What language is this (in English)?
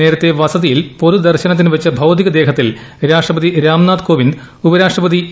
Malayalam